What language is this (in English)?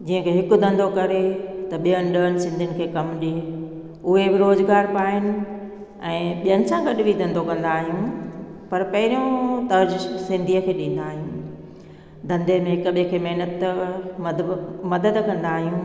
Sindhi